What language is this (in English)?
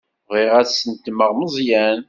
Kabyle